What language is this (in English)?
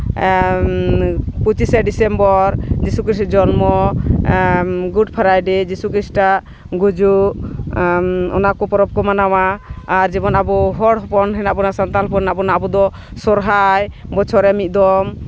Santali